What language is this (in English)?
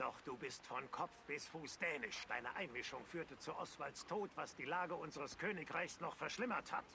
German